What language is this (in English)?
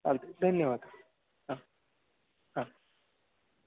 Marathi